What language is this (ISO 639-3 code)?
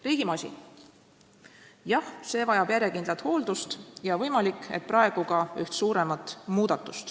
est